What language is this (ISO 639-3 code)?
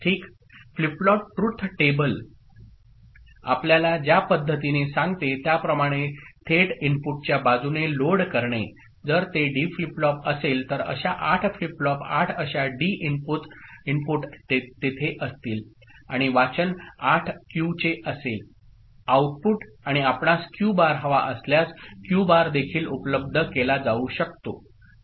mar